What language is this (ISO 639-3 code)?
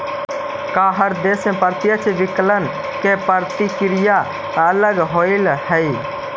mag